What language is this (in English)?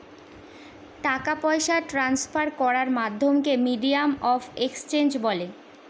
Bangla